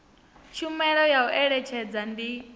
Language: Venda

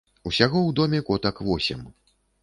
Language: Belarusian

